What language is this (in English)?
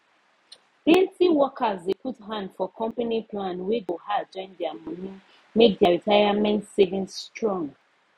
Nigerian Pidgin